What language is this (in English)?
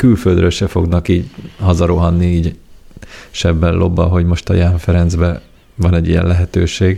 Hungarian